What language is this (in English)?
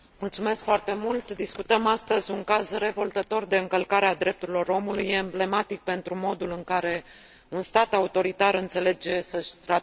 Romanian